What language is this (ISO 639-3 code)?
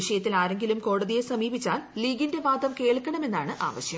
mal